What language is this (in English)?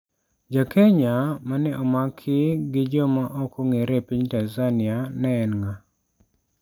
Luo (Kenya and Tanzania)